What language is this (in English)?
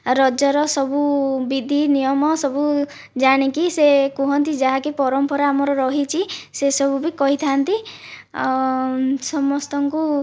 Odia